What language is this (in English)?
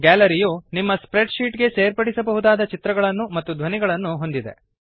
Kannada